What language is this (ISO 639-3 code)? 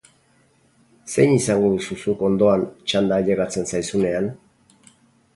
eus